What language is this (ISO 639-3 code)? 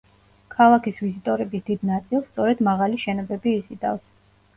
kat